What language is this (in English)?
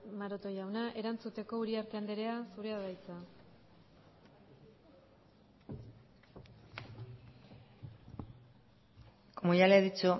Basque